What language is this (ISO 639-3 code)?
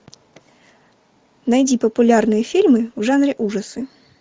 rus